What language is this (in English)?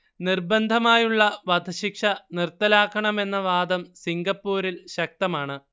Malayalam